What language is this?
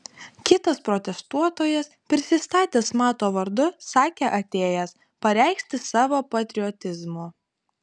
Lithuanian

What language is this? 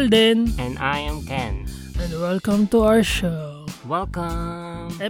Filipino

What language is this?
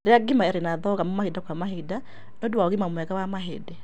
Kikuyu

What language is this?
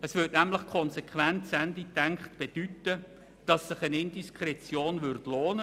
Swiss German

